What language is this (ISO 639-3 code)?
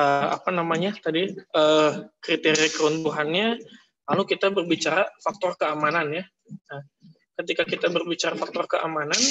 ind